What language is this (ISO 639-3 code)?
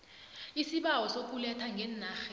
nbl